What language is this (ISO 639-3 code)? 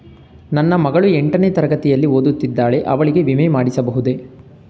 kan